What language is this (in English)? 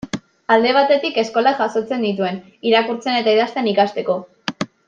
Basque